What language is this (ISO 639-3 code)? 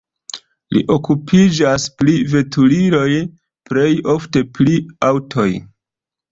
epo